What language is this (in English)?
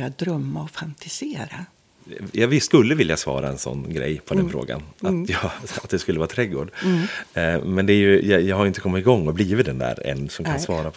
Swedish